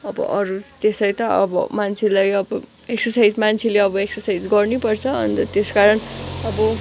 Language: Nepali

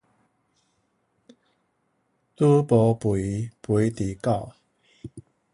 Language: Min Nan Chinese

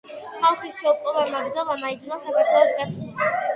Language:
Georgian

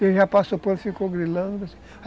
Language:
Portuguese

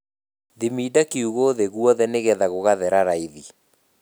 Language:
Kikuyu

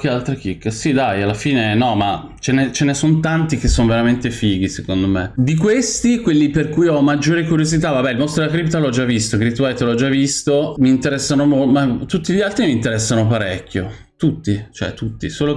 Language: Italian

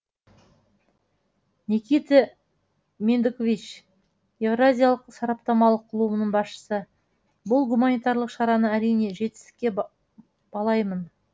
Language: Kazakh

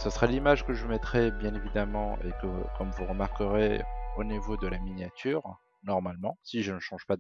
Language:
French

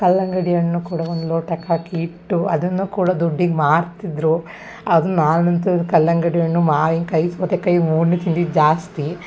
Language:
Kannada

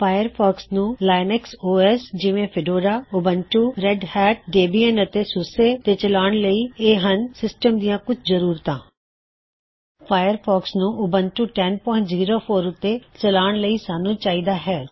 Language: Punjabi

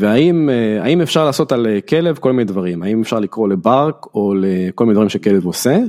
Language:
Hebrew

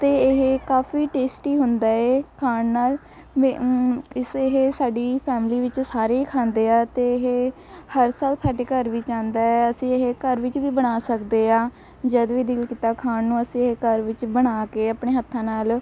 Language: Punjabi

